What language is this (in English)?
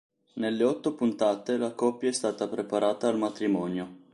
Italian